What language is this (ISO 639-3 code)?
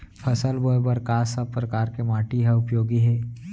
hne